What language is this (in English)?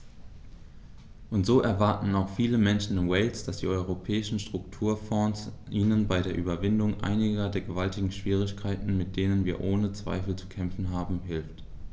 German